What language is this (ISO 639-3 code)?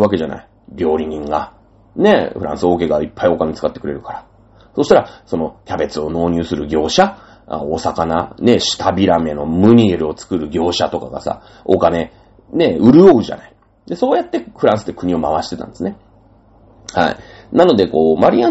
jpn